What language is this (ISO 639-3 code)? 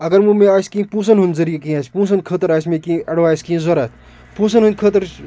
kas